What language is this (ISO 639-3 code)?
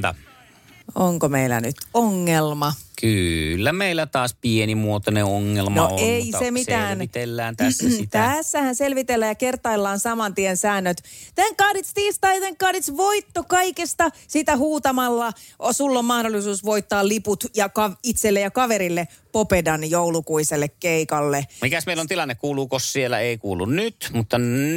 fin